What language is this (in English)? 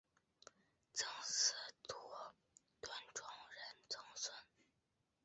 Chinese